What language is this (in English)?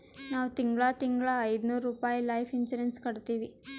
Kannada